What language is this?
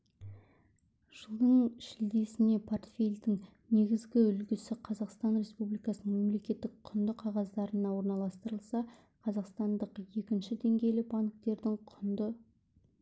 Kazakh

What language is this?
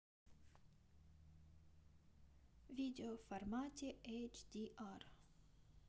Russian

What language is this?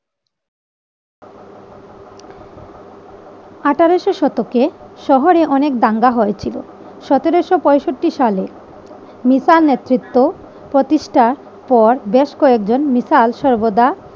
Bangla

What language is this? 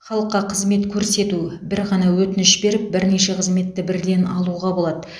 Kazakh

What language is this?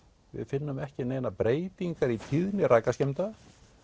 Icelandic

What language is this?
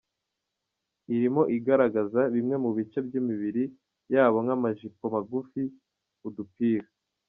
Kinyarwanda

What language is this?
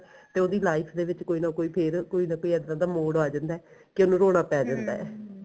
Punjabi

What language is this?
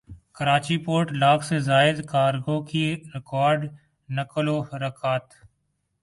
Urdu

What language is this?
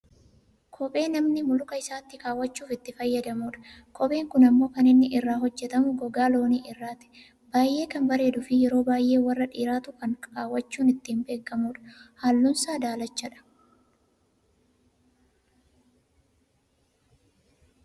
Oromo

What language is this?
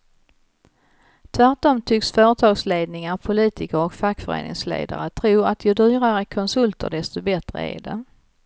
Swedish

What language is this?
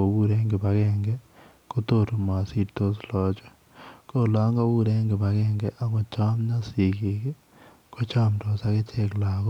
Kalenjin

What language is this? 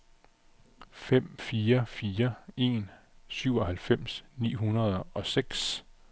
Danish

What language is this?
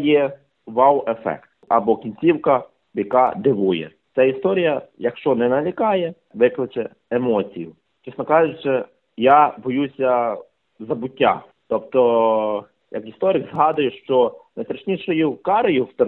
Ukrainian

